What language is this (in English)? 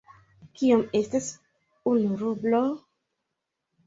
Esperanto